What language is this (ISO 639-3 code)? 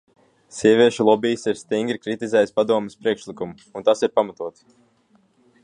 lav